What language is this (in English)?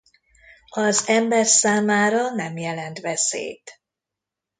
Hungarian